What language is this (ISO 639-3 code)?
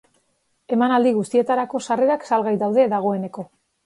eus